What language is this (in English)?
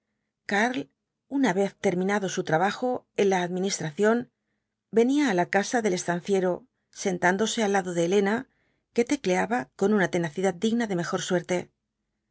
Spanish